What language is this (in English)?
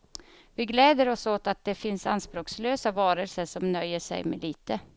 Swedish